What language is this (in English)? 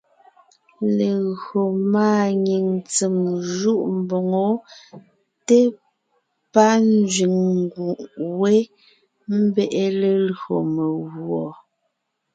Ngiemboon